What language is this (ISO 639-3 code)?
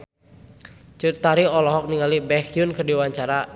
sun